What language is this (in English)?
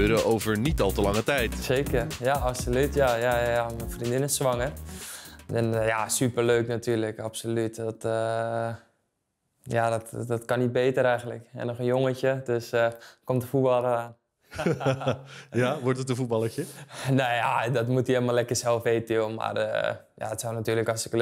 Dutch